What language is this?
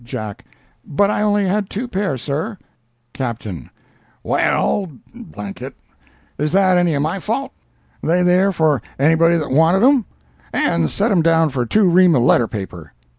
English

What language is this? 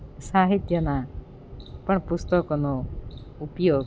Gujarati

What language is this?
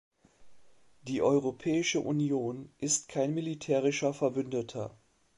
German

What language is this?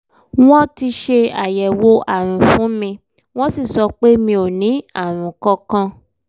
Yoruba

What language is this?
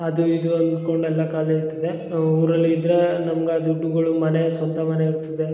Kannada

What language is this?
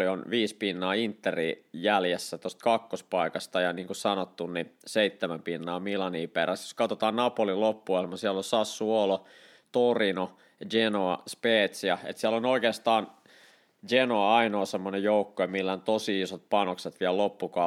Finnish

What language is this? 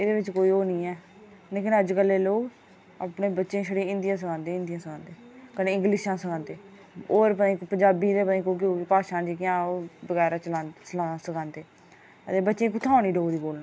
Dogri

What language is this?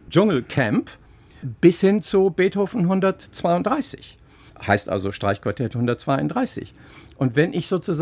German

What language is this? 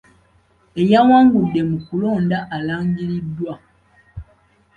Ganda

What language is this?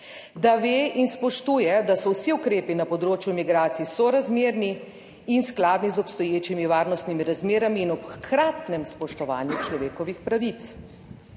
Slovenian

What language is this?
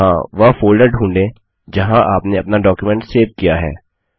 Hindi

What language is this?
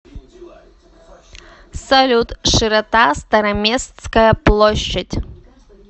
Russian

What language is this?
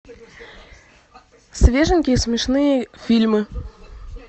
Russian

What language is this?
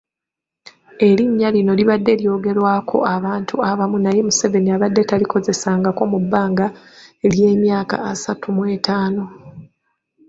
Ganda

